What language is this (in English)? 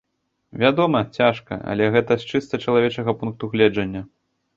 Belarusian